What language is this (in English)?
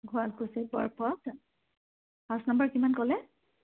Assamese